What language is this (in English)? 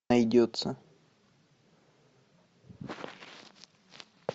Russian